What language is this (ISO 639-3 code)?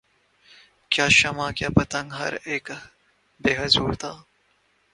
urd